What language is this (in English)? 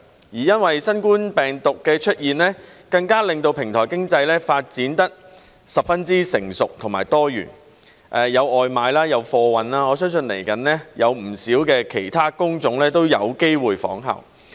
Cantonese